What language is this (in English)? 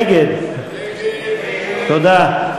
Hebrew